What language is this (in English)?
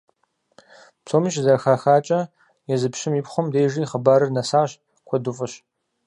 Kabardian